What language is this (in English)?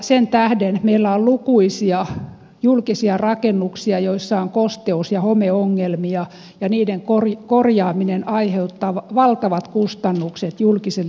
Finnish